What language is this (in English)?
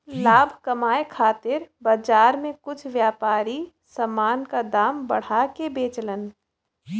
Bhojpuri